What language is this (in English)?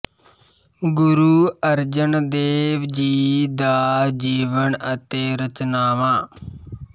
Punjabi